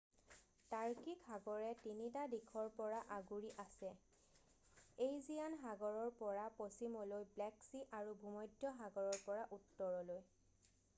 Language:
Assamese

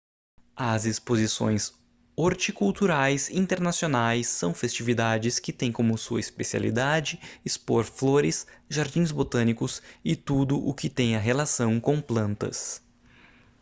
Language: Portuguese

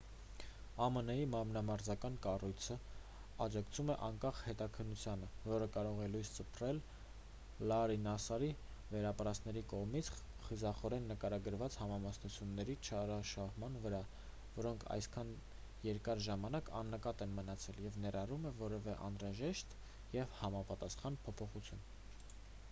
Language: Armenian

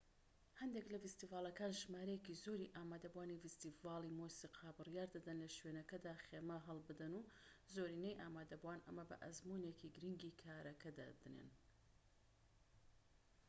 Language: Central Kurdish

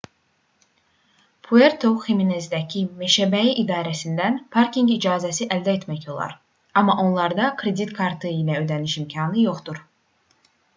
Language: Azerbaijani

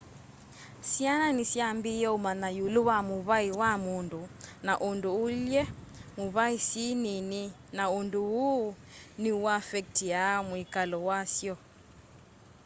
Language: Kamba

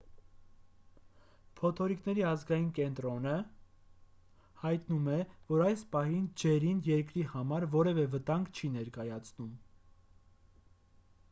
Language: Armenian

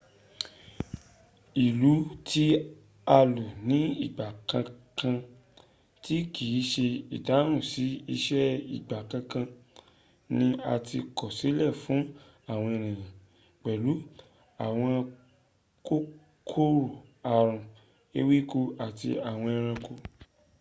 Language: Yoruba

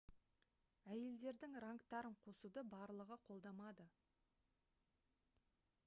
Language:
Kazakh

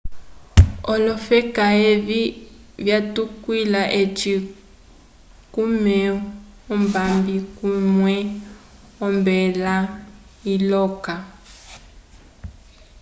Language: Umbundu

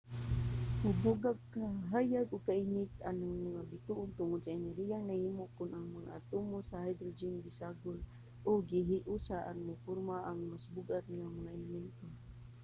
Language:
Cebuano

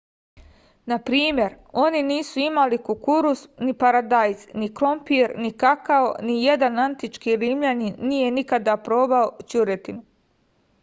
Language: Serbian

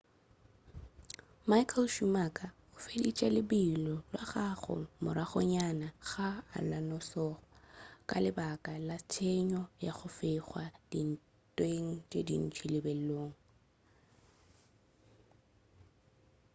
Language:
Northern Sotho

